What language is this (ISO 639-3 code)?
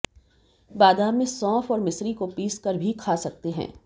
hin